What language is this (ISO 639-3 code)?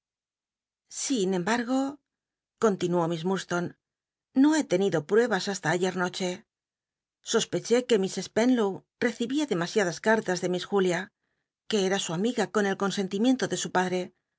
spa